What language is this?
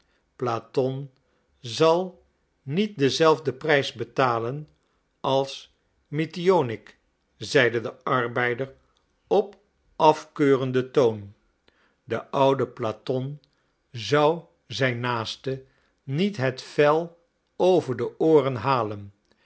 Dutch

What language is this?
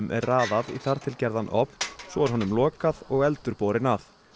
Icelandic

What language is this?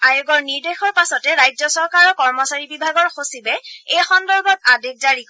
Assamese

